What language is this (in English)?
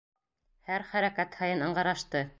Bashkir